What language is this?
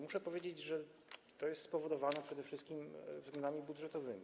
Polish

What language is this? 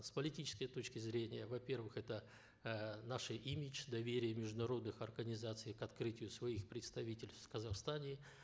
Kazakh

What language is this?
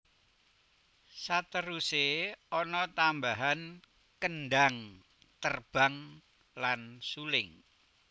Javanese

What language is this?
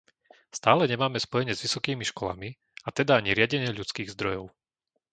Slovak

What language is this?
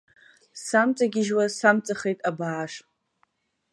Abkhazian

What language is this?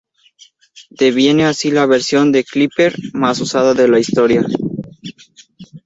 Spanish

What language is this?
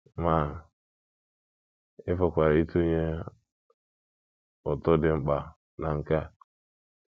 Igbo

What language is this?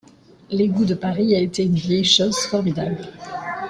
French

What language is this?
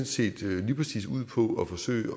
Danish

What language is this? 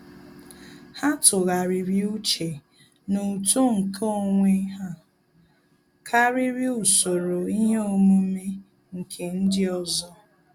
Igbo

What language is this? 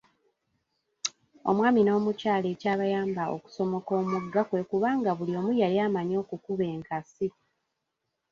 Ganda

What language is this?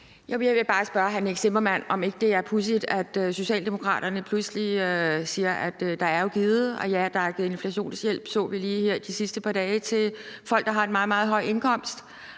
Danish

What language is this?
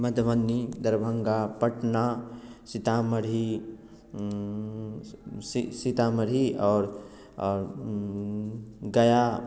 Maithili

